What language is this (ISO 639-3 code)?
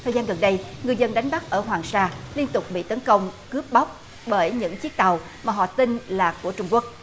vie